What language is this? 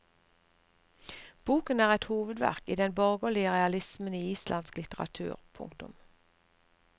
Norwegian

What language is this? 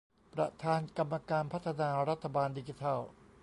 Thai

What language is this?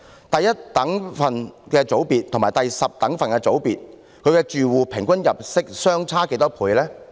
Cantonese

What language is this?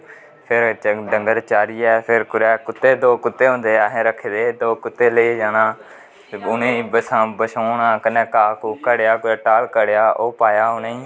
Dogri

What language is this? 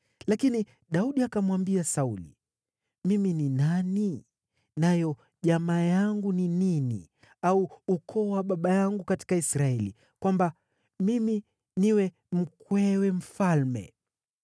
Swahili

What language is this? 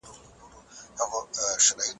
Pashto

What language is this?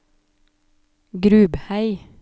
Norwegian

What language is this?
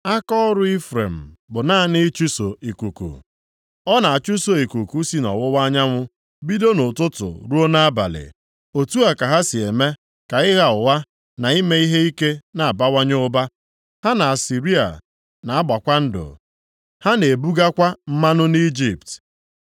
Igbo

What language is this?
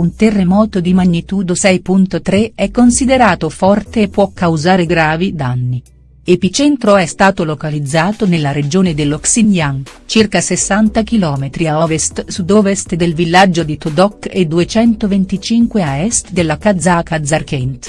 Italian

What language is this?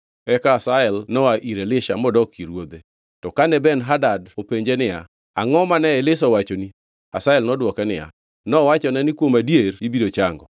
Luo (Kenya and Tanzania)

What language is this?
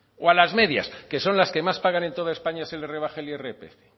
Spanish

